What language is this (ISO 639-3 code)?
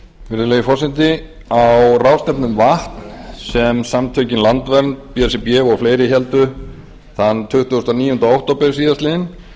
isl